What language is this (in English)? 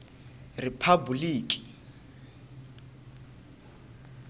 Tsonga